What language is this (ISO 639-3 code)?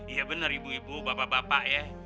ind